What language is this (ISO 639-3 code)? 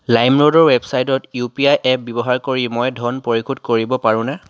asm